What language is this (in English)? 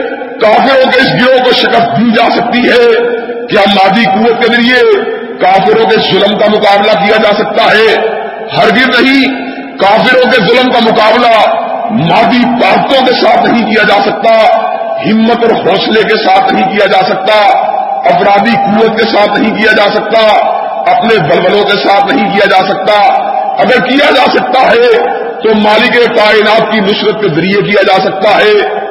Urdu